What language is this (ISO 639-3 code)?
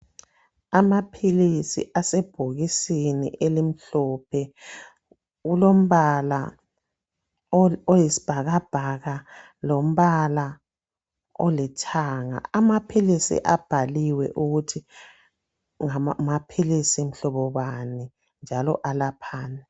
nde